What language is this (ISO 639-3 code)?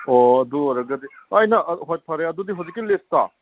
mni